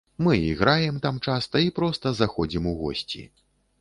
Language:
Belarusian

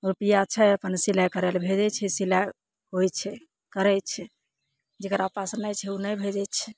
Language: Maithili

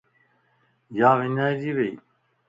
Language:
Lasi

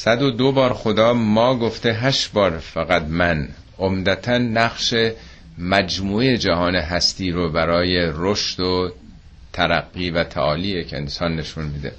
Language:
Persian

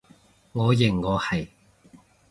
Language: Cantonese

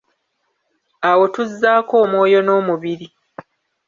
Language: Ganda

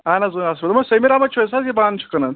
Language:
Kashmiri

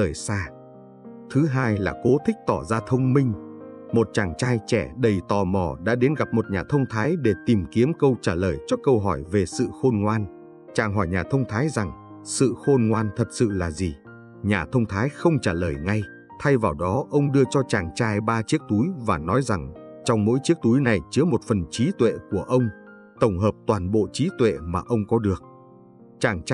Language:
Vietnamese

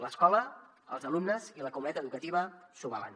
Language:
Catalan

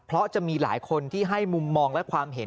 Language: Thai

